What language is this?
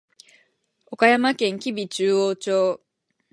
Japanese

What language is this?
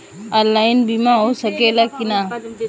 Bhojpuri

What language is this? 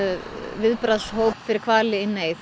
Icelandic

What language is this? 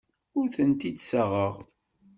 Kabyle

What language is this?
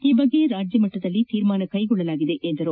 Kannada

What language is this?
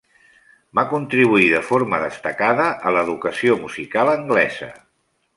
Catalan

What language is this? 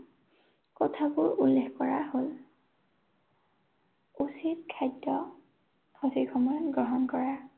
Assamese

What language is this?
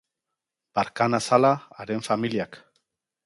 Basque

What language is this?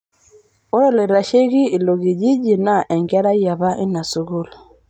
Masai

